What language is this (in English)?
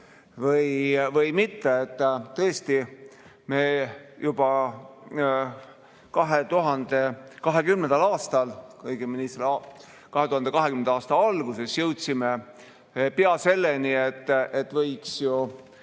Estonian